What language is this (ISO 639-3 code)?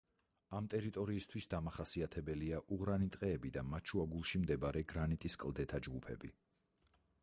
kat